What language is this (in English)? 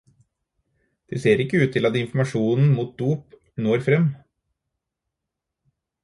Norwegian Bokmål